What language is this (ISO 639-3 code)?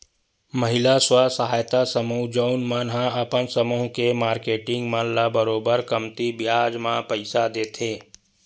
hne